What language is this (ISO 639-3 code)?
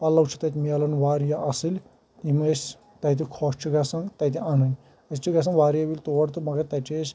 kas